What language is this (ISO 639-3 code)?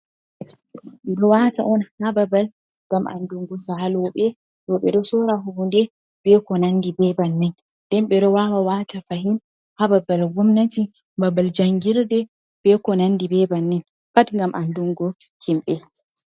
ful